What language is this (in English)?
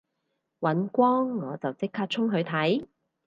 Cantonese